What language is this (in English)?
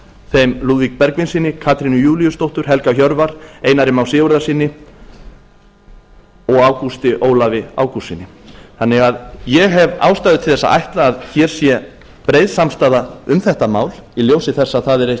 Icelandic